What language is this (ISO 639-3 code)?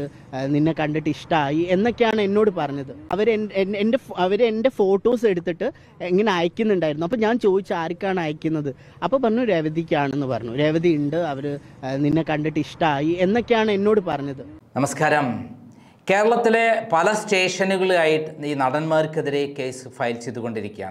mal